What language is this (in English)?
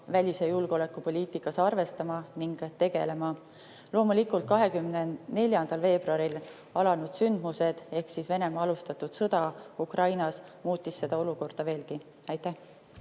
Estonian